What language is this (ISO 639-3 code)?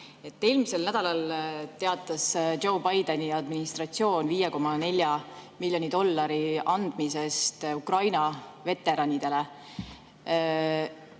est